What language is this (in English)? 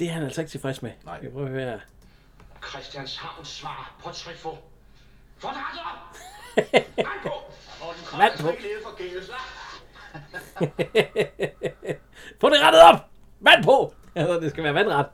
Danish